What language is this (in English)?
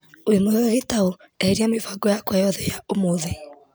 Kikuyu